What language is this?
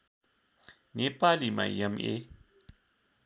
Nepali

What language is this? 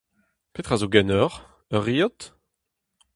Breton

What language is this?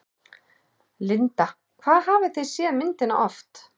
Icelandic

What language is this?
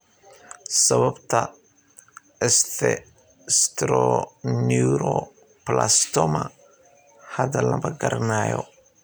Somali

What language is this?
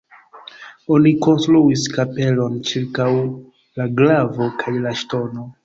Esperanto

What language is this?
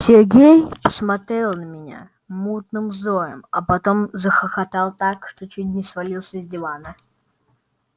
Russian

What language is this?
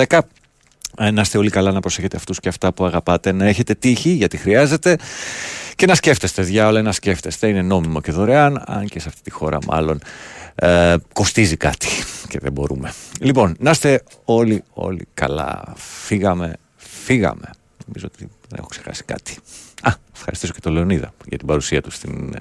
Greek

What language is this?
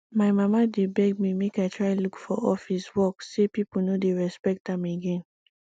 Nigerian Pidgin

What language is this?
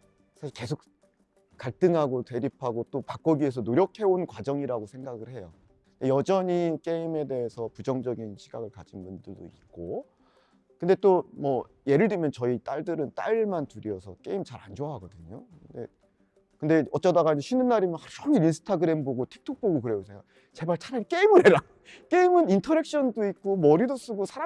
Korean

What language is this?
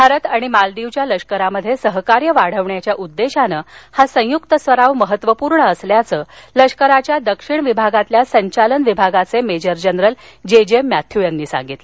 Marathi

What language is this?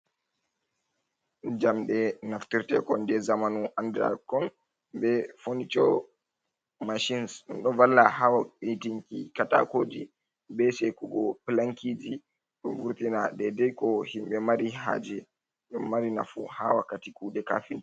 Fula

